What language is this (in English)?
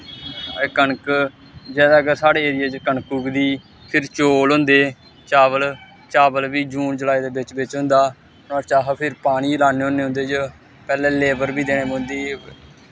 Dogri